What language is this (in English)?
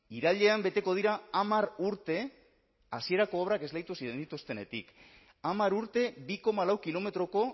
Basque